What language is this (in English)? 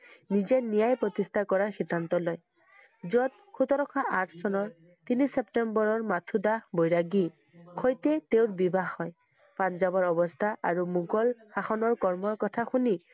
Assamese